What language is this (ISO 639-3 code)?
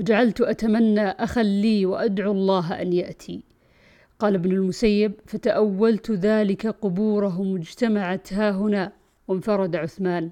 ara